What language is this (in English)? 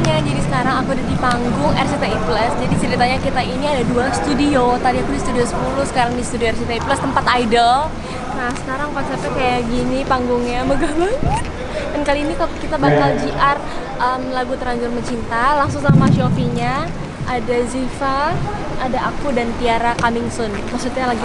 Indonesian